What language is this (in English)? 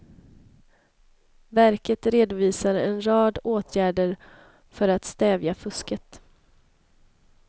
Swedish